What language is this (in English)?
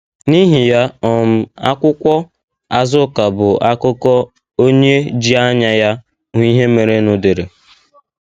Igbo